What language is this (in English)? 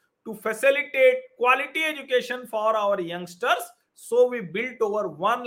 Hindi